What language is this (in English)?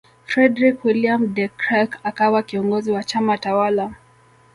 Swahili